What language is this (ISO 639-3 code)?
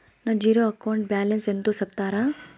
tel